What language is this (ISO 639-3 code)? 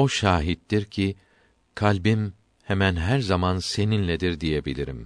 tur